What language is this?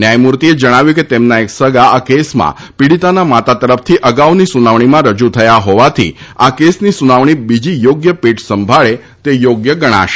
Gujarati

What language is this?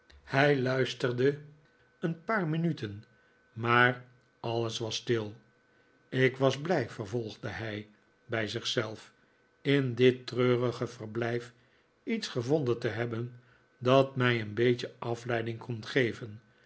Dutch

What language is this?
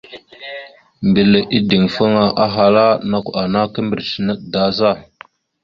Mada (Cameroon)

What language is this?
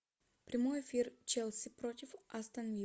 Russian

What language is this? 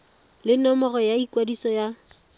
Tswana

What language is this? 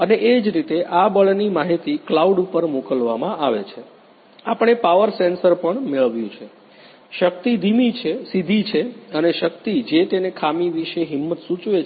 Gujarati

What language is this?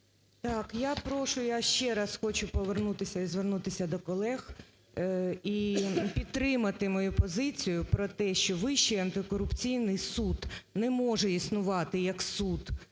Ukrainian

